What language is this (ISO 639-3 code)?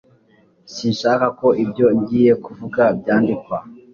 kin